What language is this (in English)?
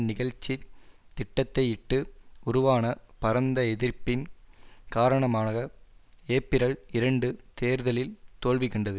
Tamil